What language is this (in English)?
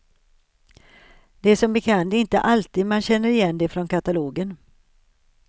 Swedish